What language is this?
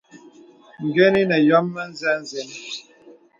Bebele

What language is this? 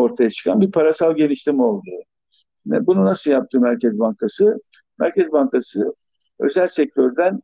Turkish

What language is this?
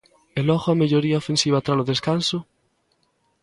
Galician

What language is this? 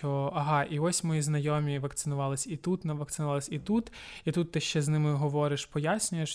Ukrainian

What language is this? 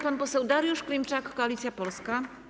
Polish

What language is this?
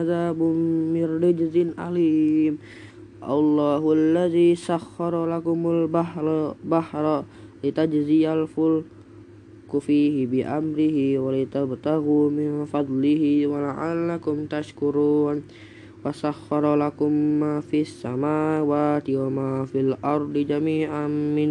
Indonesian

